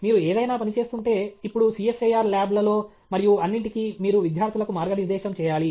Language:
Telugu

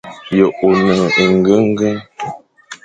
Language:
Fang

